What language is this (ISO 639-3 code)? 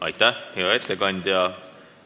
est